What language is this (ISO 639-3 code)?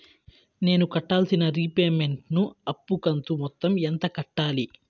tel